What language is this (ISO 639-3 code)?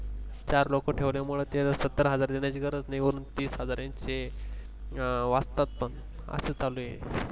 mar